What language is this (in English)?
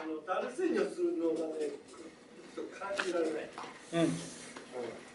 Japanese